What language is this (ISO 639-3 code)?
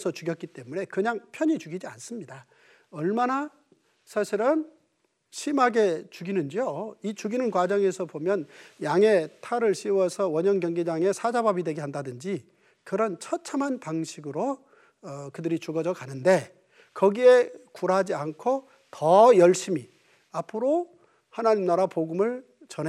kor